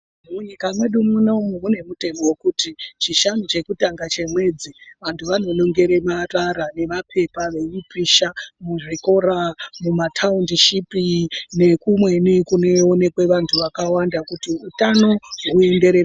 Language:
Ndau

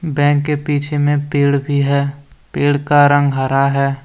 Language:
Hindi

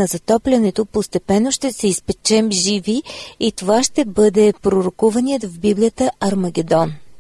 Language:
Bulgarian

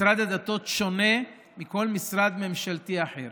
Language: Hebrew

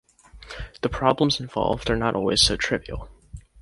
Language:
English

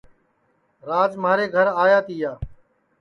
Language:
Sansi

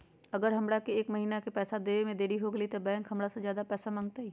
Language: Magahi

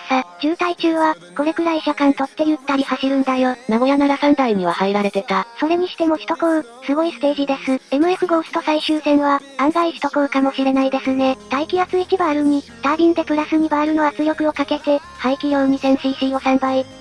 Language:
Japanese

